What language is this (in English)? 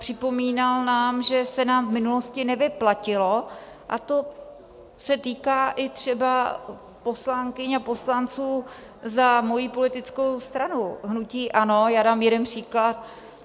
Czech